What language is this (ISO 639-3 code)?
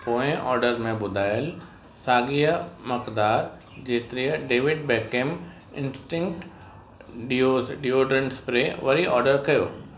snd